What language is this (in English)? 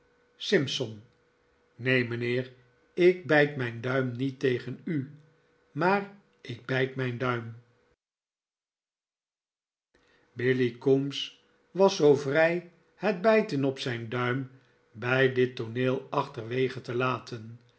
Dutch